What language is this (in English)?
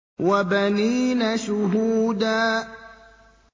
Arabic